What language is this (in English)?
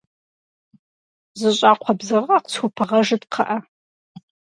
Kabardian